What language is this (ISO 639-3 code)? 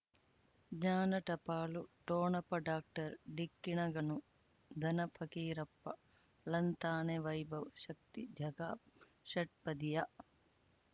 kan